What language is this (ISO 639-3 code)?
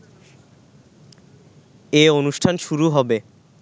ben